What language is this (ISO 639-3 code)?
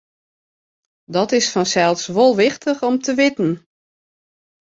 fry